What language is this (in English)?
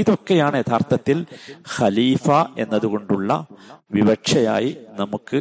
Malayalam